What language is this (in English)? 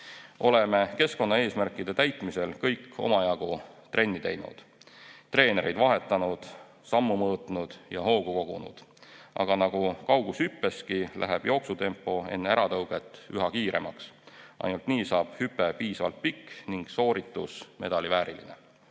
Estonian